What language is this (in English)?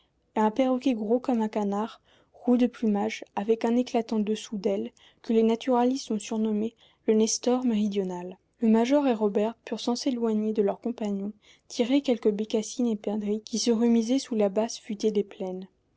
French